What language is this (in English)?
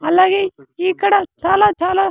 Telugu